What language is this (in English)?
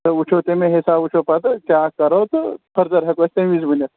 Kashmiri